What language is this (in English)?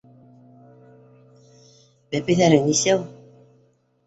Bashkir